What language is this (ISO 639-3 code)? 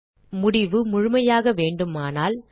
tam